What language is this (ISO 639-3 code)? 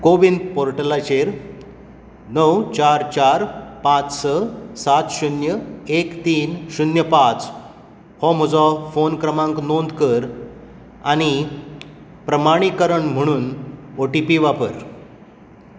kok